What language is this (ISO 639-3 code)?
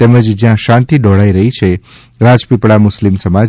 guj